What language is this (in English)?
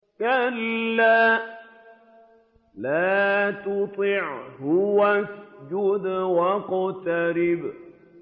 Arabic